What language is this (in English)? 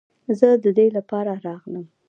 Pashto